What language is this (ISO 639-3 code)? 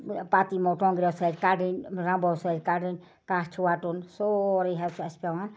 kas